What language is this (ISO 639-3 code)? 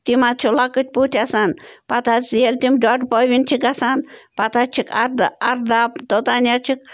kas